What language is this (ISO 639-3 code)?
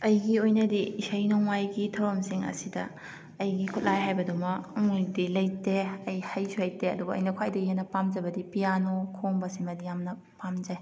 mni